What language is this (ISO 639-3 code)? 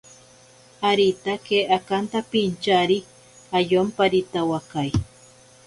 prq